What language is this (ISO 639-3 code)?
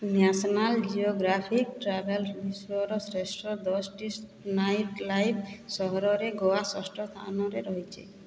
ori